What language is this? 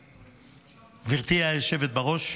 Hebrew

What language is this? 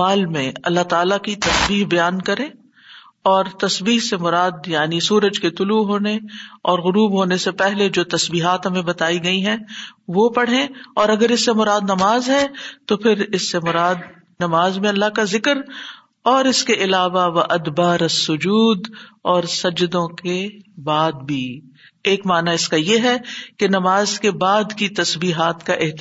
Urdu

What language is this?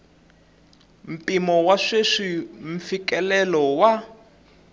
Tsonga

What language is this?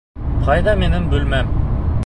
Bashkir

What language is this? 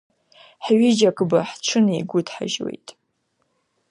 Abkhazian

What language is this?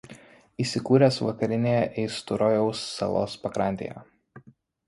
Lithuanian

